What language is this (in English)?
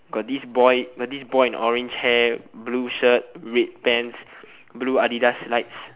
English